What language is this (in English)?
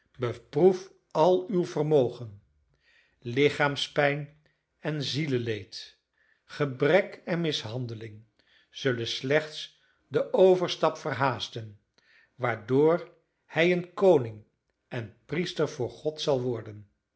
Dutch